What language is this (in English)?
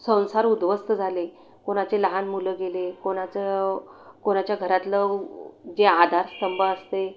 Marathi